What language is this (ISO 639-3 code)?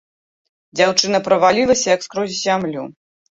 bel